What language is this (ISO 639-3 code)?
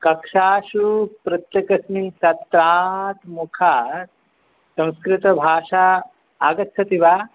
san